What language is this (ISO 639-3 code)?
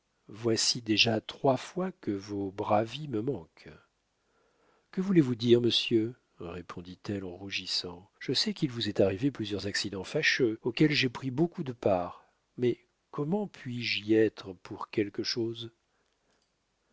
fra